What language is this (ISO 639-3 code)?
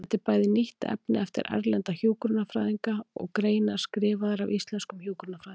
isl